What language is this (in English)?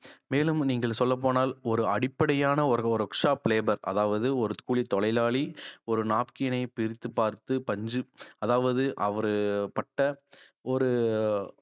Tamil